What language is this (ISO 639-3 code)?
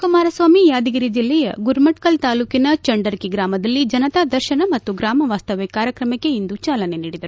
kan